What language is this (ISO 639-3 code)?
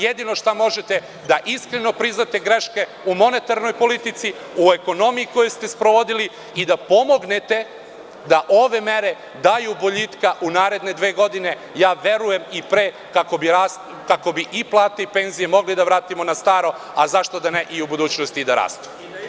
srp